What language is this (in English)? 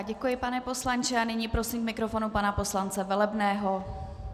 Czech